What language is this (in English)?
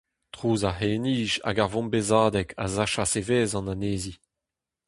Breton